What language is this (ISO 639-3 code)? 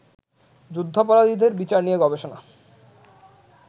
ben